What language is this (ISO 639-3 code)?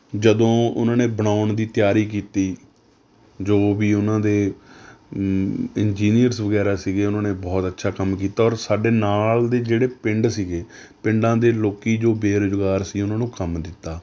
pan